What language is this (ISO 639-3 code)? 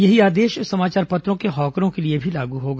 hin